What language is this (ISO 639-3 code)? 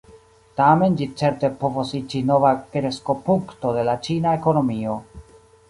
epo